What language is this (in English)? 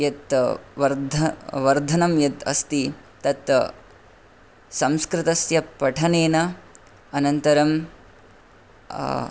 Sanskrit